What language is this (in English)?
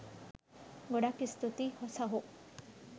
Sinhala